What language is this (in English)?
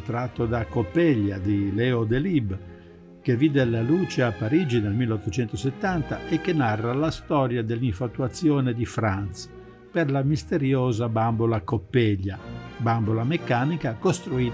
Italian